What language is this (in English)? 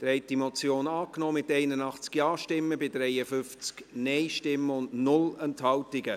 Swiss German